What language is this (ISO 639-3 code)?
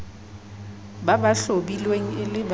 sot